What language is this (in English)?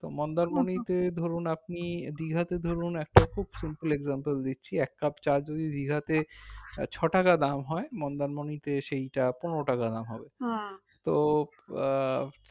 Bangla